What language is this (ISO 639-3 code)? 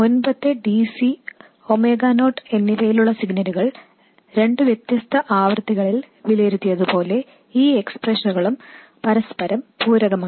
mal